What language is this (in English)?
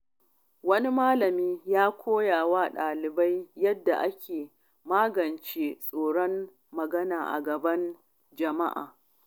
Hausa